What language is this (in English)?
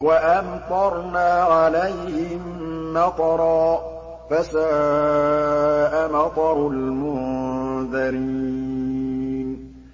Arabic